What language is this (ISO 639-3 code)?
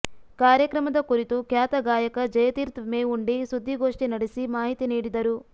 kan